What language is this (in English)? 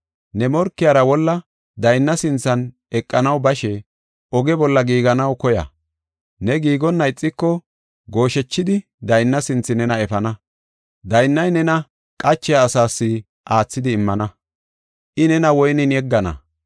Gofa